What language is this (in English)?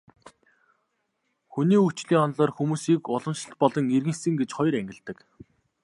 Mongolian